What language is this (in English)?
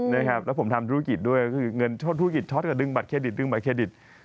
Thai